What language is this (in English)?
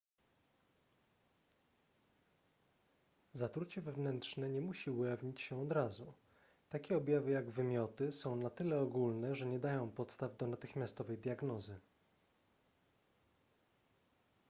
Polish